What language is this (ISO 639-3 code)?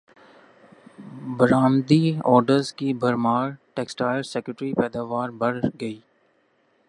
urd